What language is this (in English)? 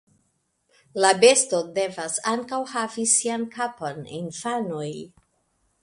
Esperanto